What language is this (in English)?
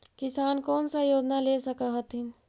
Magahi